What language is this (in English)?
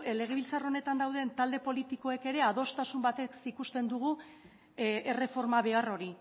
Basque